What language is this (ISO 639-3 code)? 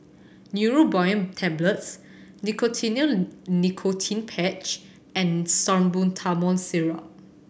eng